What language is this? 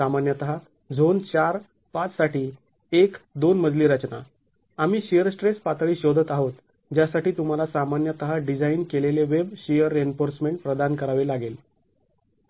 Marathi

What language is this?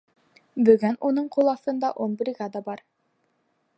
Bashkir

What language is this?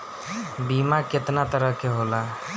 Bhojpuri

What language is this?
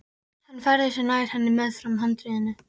Icelandic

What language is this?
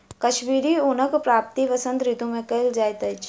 Maithili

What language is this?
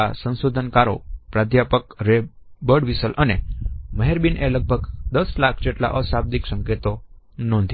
Gujarati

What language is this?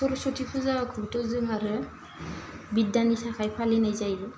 Bodo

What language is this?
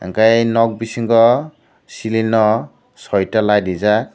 Kok Borok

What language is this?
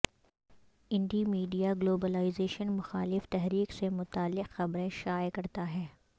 Urdu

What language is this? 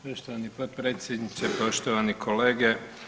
Croatian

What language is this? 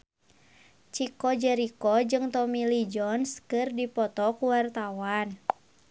Sundanese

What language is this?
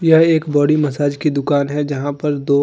Hindi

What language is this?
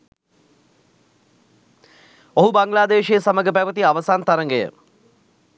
Sinhala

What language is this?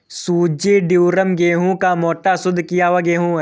Hindi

